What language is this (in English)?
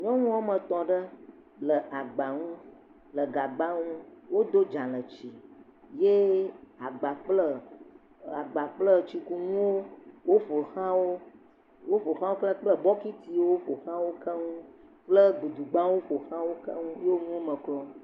Ewe